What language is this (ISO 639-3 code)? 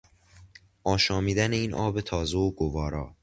fas